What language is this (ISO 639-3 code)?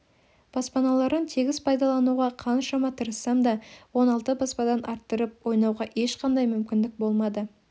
kaz